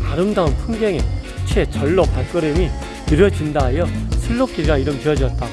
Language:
Korean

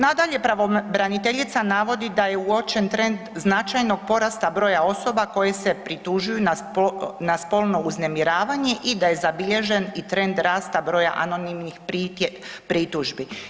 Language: Croatian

